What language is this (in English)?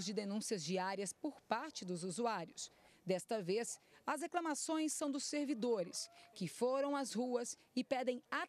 Portuguese